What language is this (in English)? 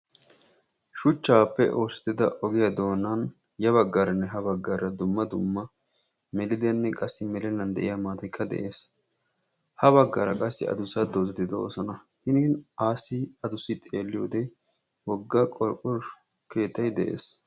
Wolaytta